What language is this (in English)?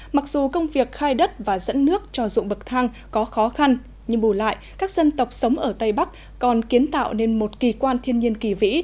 Vietnamese